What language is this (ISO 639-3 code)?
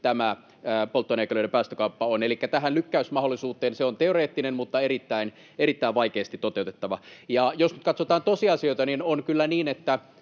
fin